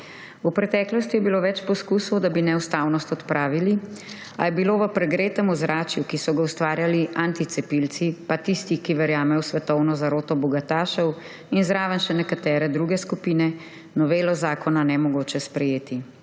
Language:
Slovenian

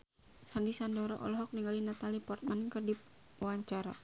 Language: Sundanese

